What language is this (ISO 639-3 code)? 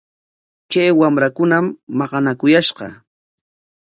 qwa